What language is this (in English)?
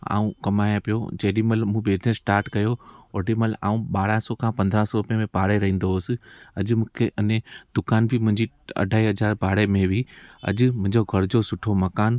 Sindhi